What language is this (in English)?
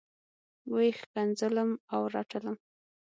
Pashto